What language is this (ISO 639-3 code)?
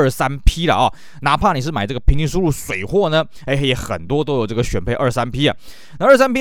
zho